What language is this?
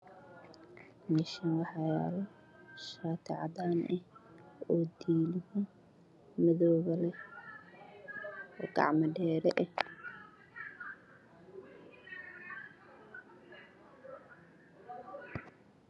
Somali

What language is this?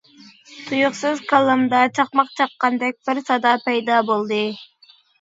Uyghur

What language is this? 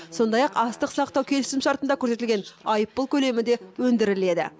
Kazakh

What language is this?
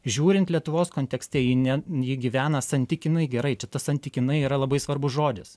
Lithuanian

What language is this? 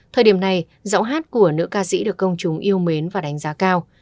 Vietnamese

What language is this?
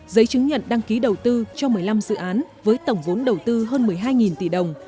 Vietnamese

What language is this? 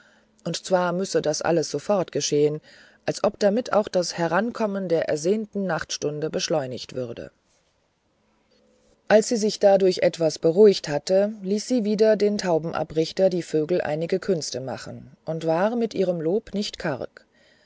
German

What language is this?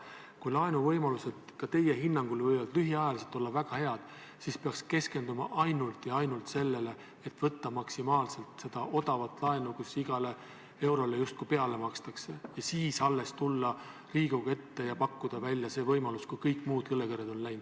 Estonian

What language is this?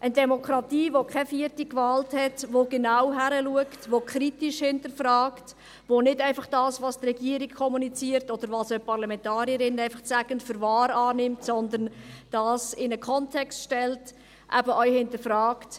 Swiss German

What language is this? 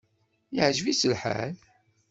Kabyle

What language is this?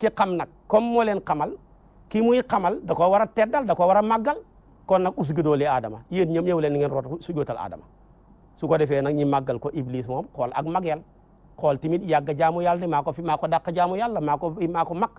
French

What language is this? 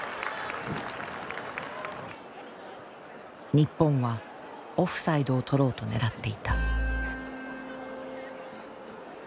Japanese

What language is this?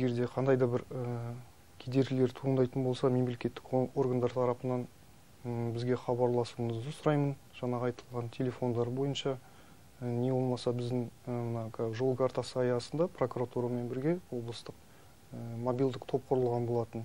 Turkish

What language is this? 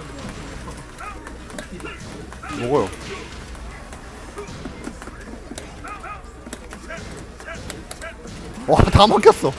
Korean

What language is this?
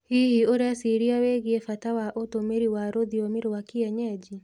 Kikuyu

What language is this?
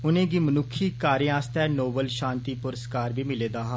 Dogri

